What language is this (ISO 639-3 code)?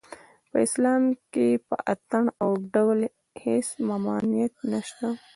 pus